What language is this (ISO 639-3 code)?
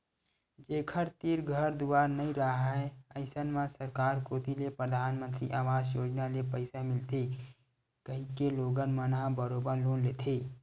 hne